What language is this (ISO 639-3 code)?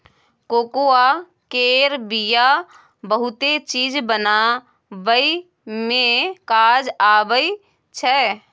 mai